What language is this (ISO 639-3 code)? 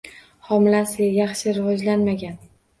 uzb